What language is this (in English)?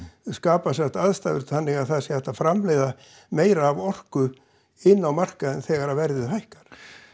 Icelandic